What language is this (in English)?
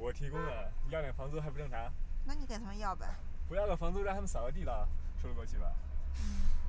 Chinese